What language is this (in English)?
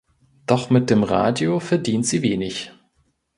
German